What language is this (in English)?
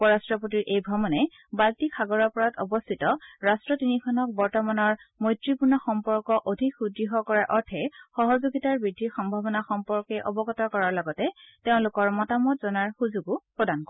Assamese